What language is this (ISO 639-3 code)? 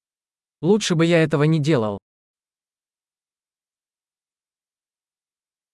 heb